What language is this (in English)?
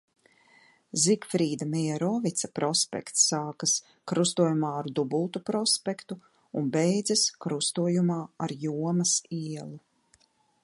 Latvian